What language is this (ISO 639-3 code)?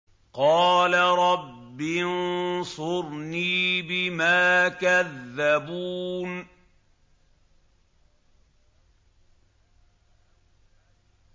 ara